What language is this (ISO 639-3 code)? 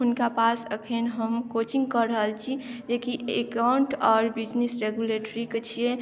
mai